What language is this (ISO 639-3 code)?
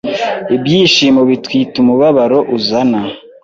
kin